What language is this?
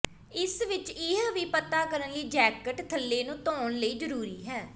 Punjabi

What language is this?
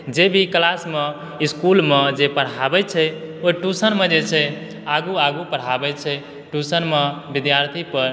Maithili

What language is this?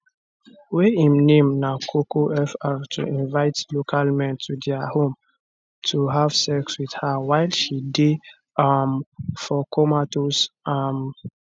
Nigerian Pidgin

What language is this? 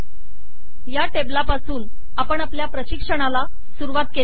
Marathi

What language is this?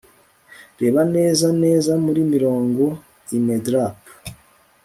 Kinyarwanda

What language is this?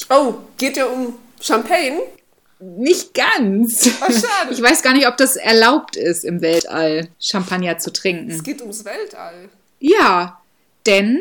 German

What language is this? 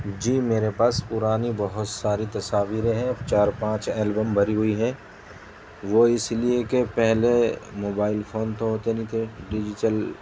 Urdu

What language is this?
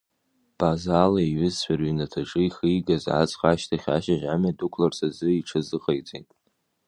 Abkhazian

